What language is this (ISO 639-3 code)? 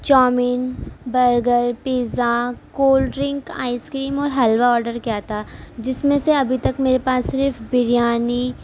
urd